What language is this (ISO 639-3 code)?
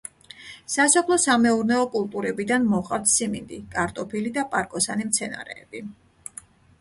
kat